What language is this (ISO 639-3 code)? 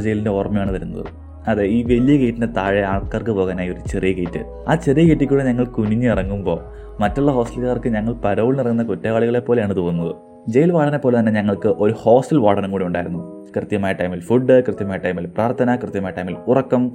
mal